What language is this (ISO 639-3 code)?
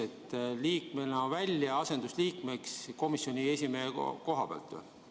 est